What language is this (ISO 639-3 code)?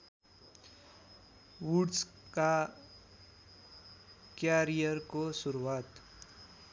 nep